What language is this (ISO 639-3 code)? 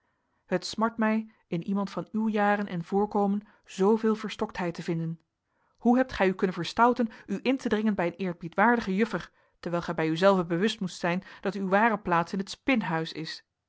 nld